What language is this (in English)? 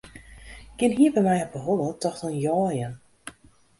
Western Frisian